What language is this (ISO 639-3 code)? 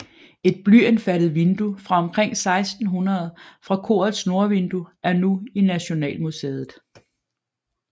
dan